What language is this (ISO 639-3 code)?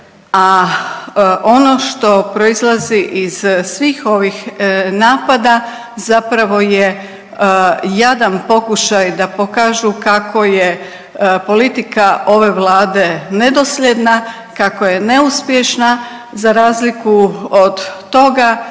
hrv